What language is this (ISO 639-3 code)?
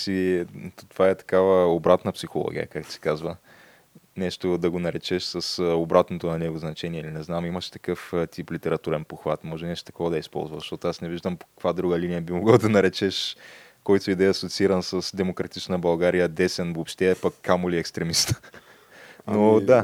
bul